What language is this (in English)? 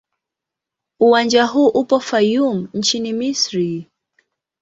Swahili